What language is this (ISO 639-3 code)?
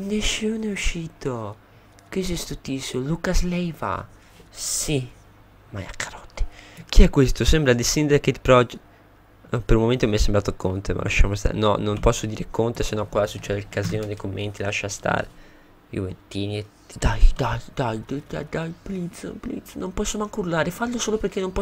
ita